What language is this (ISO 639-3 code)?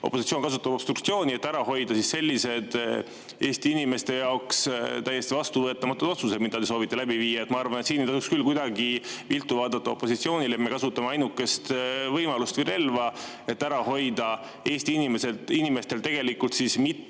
est